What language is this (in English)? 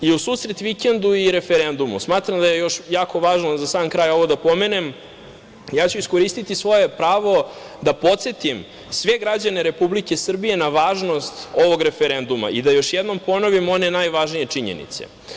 Serbian